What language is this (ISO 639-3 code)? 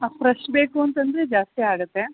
kan